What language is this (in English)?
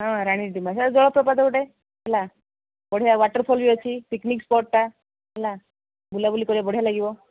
Odia